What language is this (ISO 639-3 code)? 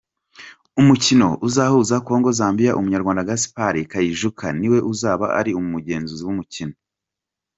kin